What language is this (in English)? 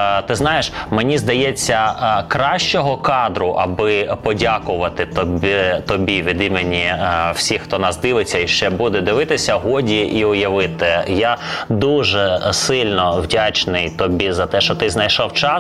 Ukrainian